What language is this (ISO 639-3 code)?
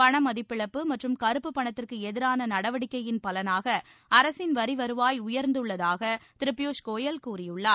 tam